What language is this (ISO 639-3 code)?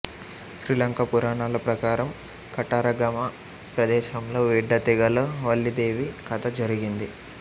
tel